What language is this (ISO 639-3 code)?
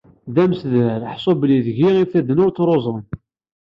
kab